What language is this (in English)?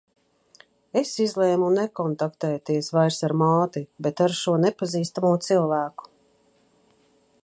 Latvian